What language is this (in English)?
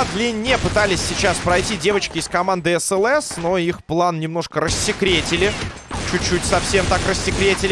Russian